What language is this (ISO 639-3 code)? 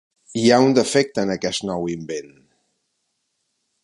cat